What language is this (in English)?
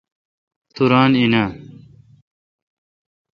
Kalkoti